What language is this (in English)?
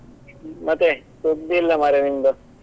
Kannada